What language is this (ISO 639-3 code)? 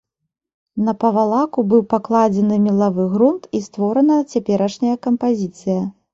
bel